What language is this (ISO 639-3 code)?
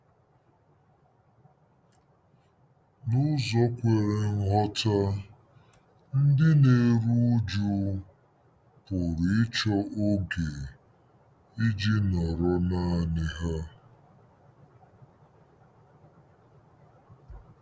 ibo